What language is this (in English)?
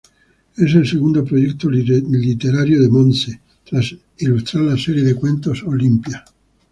Spanish